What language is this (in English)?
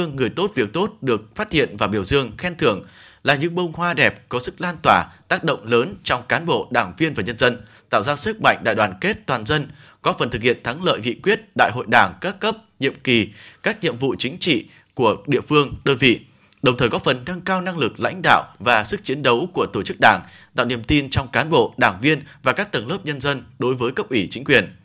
Vietnamese